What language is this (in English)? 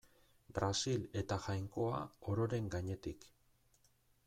Basque